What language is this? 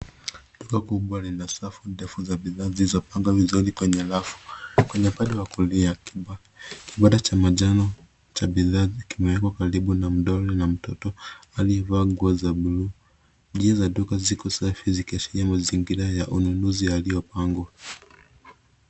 Swahili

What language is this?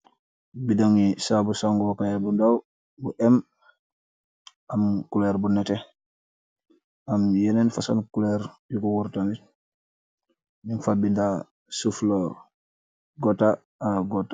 Wolof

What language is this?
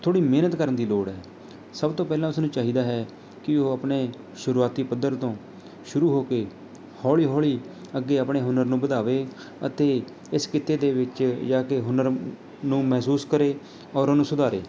Punjabi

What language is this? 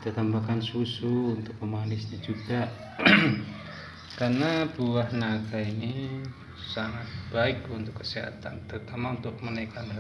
Indonesian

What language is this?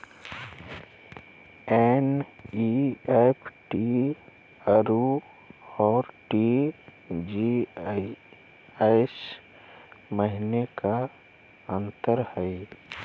Magahi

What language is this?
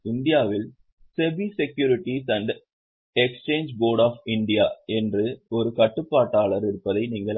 Tamil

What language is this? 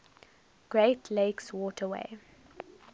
English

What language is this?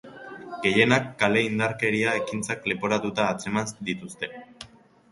Basque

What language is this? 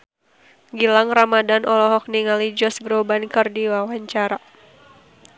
Sundanese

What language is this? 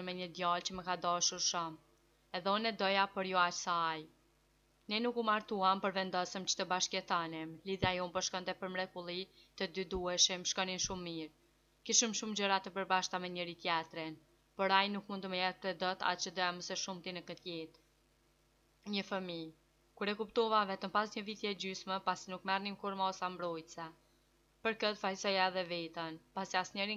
Romanian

